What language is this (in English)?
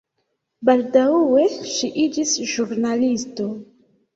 Esperanto